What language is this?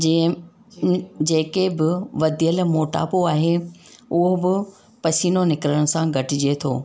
Sindhi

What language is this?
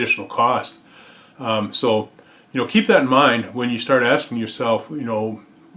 English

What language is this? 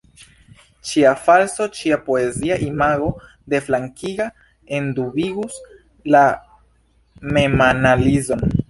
Esperanto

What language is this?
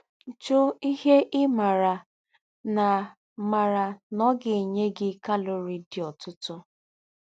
Igbo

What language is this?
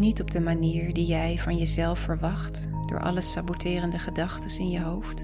Dutch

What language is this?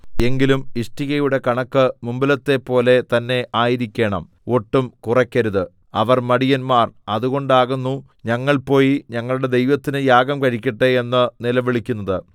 Malayalam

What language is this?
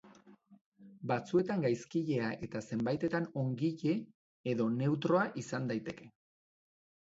Basque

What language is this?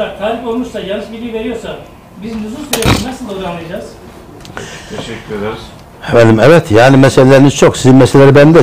Turkish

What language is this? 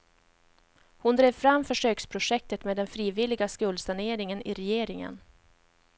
Swedish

